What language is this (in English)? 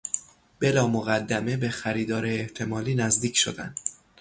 Persian